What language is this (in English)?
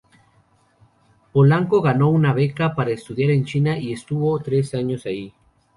Spanish